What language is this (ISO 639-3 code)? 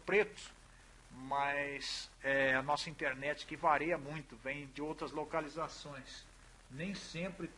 por